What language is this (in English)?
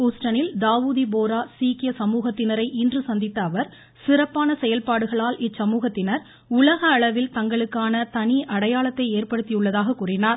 Tamil